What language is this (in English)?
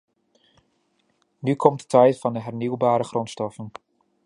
Dutch